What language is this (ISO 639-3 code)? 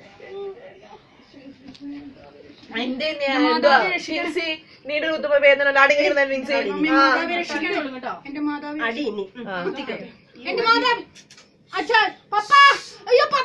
tur